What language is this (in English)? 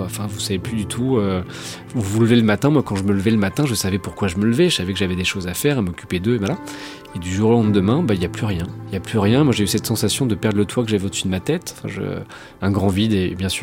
French